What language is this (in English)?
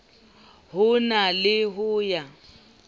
Southern Sotho